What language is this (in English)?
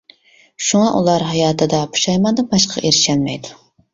Uyghur